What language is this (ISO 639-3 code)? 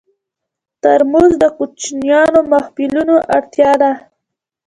pus